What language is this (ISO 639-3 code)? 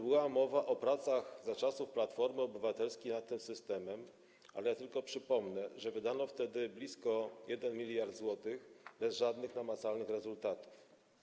pol